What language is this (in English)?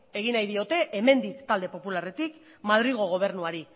Basque